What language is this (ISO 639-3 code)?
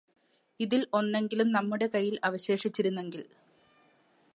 mal